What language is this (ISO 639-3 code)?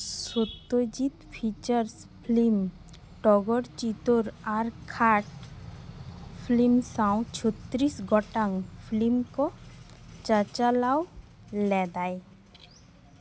sat